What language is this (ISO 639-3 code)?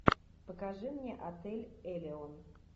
rus